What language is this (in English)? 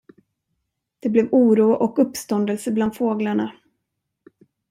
Swedish